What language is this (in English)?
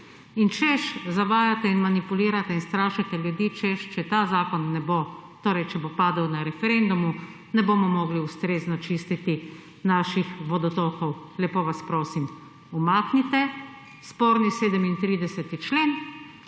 Slovenian